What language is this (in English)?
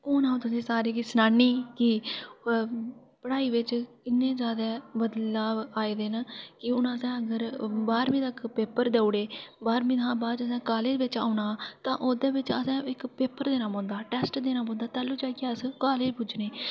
Dogri